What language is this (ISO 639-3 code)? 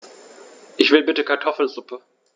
deu